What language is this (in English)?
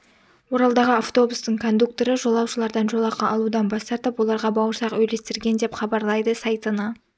Kazakh